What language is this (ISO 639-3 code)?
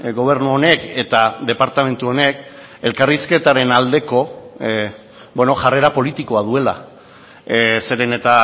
eus